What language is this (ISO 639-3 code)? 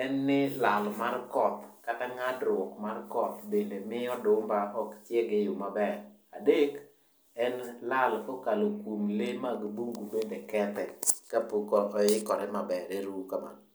luo